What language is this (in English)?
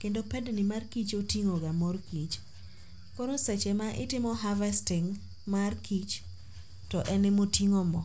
Luo (Kenya and Tanzania)